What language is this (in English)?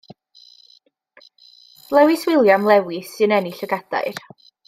Welsh